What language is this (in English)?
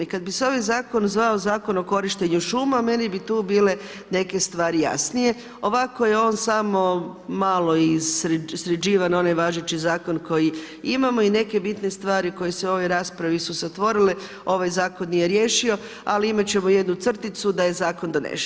Croatian